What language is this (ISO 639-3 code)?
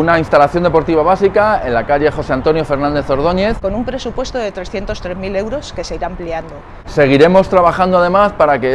spa